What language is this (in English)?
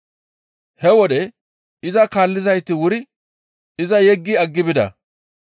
Gamo